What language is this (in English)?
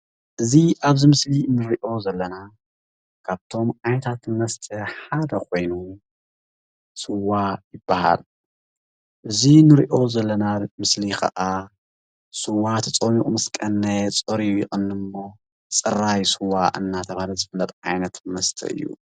Tigrinya